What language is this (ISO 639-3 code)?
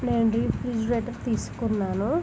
tel